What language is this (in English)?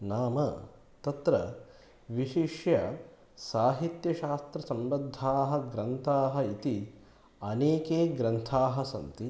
Sanskrit